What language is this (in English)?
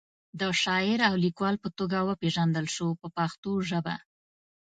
Pashto